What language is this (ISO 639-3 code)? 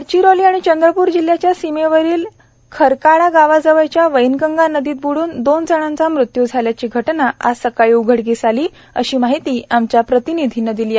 mar